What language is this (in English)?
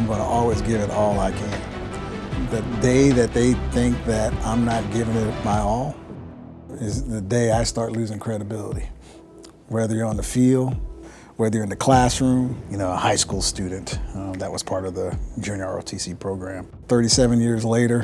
English